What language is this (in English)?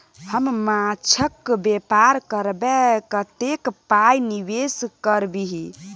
Maithili